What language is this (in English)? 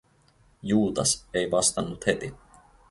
Finnish